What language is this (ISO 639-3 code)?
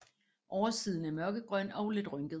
dan